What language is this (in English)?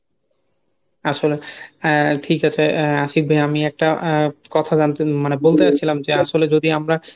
Bangla